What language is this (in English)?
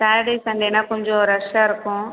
Tamil